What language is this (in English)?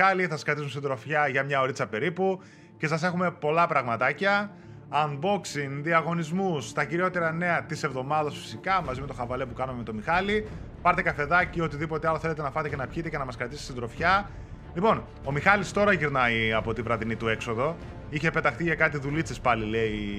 Greek